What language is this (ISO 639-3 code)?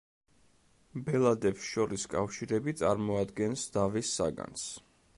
kat